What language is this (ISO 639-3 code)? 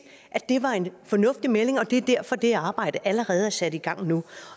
dan